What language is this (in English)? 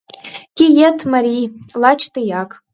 Mari